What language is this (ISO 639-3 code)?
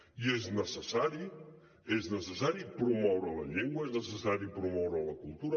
cat